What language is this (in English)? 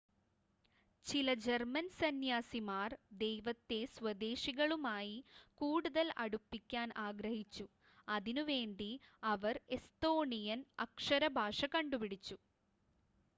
Malayalam